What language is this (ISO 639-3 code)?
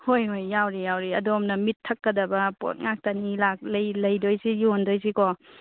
mni